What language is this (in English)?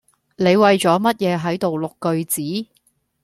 Cantonese